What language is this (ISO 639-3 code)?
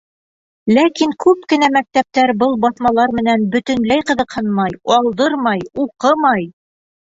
bak